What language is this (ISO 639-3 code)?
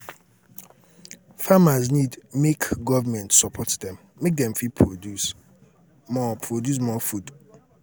pcm